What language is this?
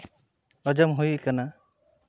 Santali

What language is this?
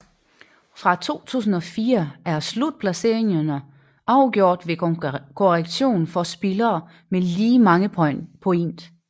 Danish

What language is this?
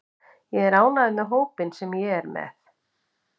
Icelandic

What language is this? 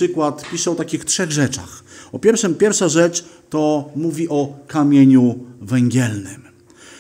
Polish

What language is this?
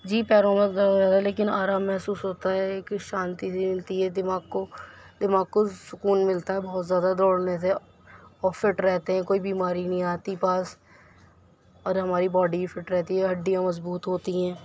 Urdu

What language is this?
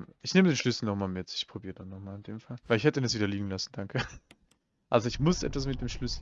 German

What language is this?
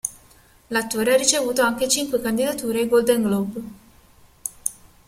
Italian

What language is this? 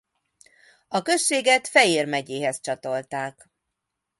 Hungarian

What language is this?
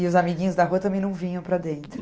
Portuguese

